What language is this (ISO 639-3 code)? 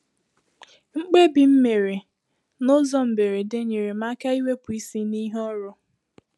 ibo